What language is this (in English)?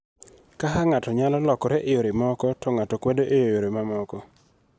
Luo (Kenya and Tanzania)